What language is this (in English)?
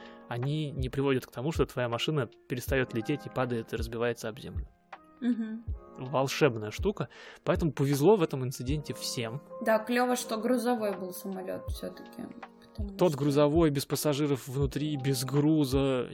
Russian